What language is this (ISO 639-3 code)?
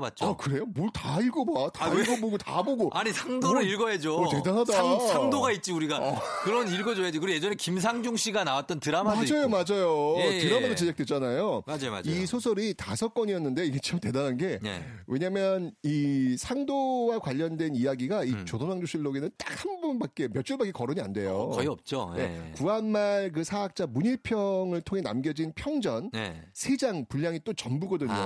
kor